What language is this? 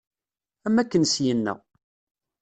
Kabyle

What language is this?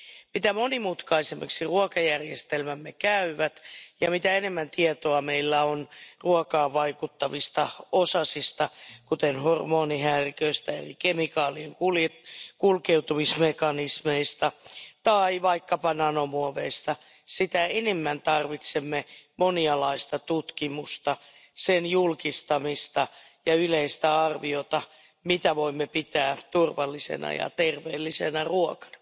Finnish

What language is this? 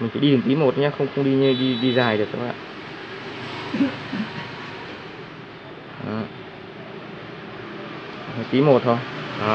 Vietnamese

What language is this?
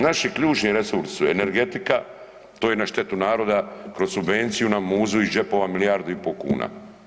Croatian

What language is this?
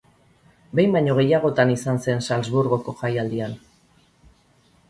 Basque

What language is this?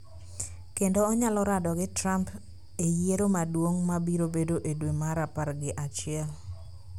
Luo (Kenya and Tanzania)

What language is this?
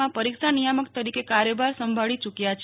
Gujarati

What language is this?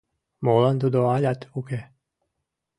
Mari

